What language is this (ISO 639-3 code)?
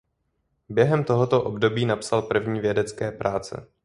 ces